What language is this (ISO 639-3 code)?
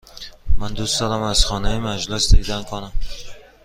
fas